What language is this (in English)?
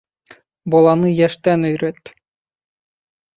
Bashkir